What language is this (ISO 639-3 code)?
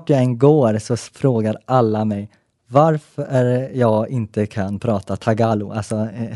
swe